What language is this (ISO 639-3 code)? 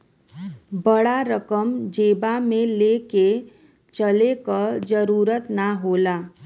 bho